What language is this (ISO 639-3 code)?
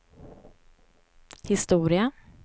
swe